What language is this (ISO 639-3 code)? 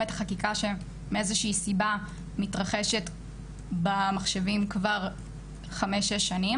heb